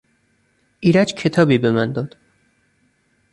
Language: Persian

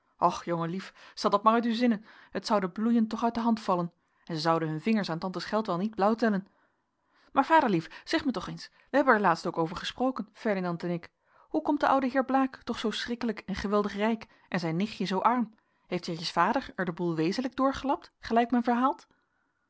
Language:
Dutch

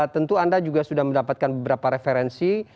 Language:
Indonesian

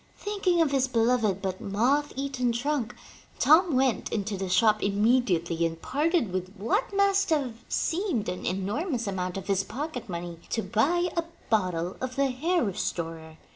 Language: English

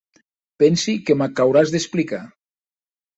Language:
Occitan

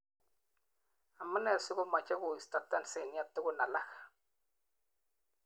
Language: Kalenjin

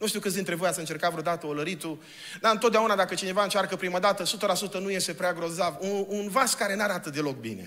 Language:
Romanian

